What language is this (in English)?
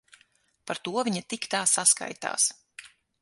Latvian